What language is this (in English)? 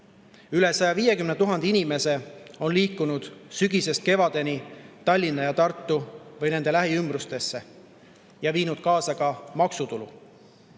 Estonian